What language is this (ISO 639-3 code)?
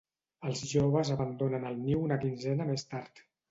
cat